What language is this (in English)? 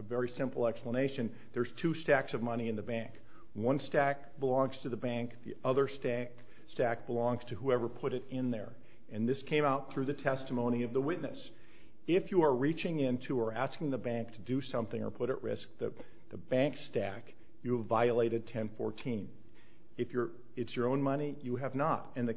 English